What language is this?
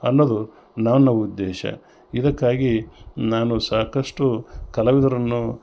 Kannada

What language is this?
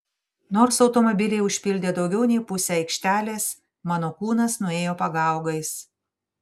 Lithuanian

